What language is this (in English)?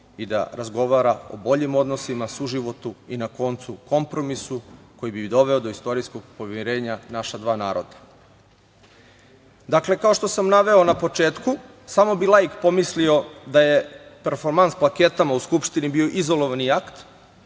Serbian